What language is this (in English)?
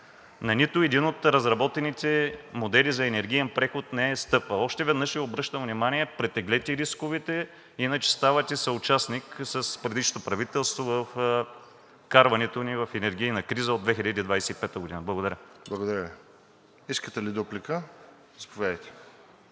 Bulgarian